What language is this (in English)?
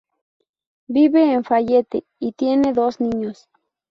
Spanish